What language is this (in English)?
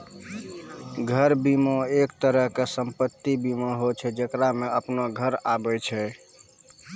Maithili